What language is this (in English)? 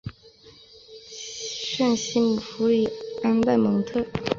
Chinese